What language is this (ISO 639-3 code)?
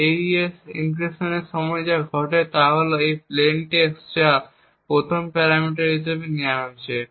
ben